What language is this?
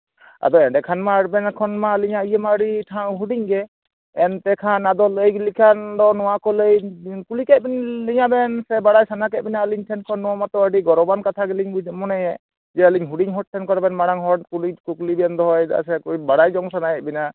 Santali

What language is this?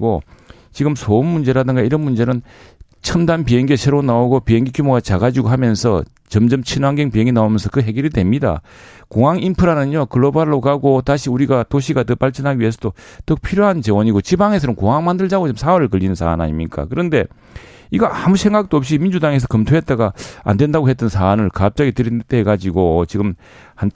Korean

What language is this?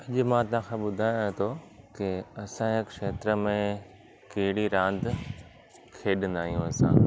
Sindhi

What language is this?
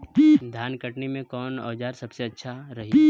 Bhojpuri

